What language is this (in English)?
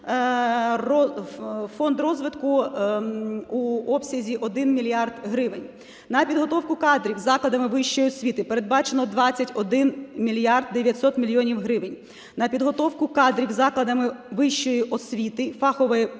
Ukrainian